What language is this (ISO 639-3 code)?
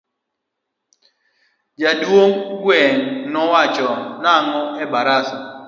luo